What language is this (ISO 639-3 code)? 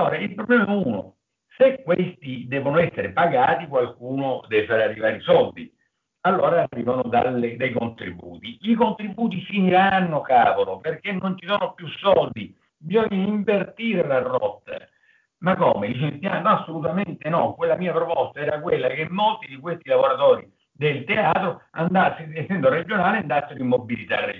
ita